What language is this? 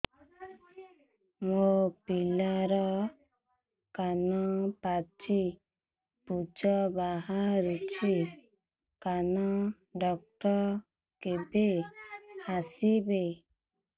Odia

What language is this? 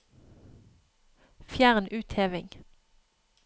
Norwegian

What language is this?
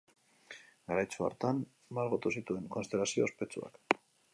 Basque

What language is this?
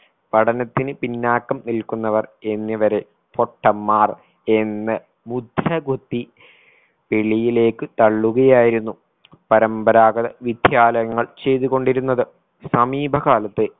Malayalam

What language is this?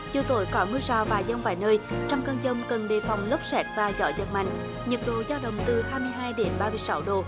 Vietnamese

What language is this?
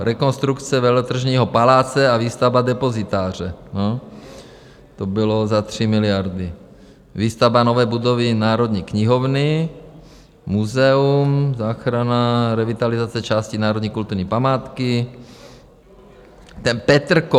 Czech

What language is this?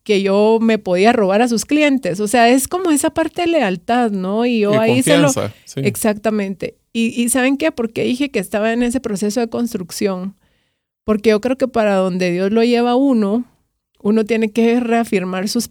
Spanish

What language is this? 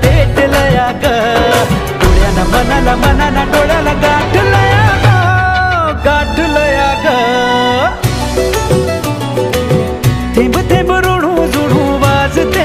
Hindi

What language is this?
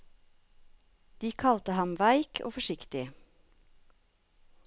Norwegian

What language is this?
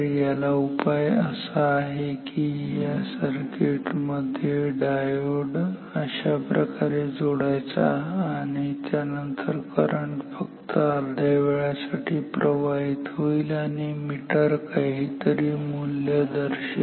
Marathi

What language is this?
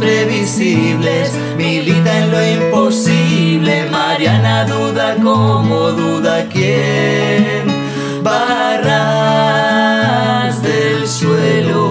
Spanish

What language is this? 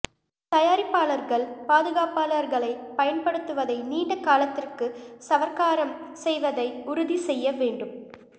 Tamil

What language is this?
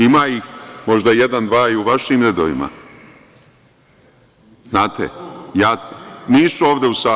Serbian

